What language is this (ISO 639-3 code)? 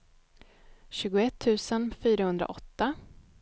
swe